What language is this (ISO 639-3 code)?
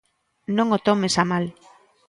glg